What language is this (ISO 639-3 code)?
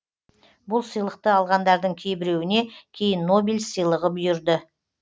kaz